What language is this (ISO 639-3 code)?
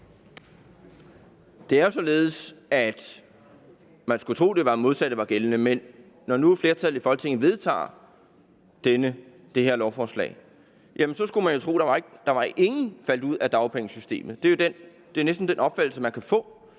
dan